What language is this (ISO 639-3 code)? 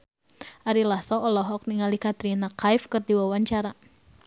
sun